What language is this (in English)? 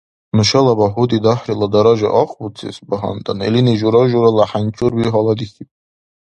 Dargwa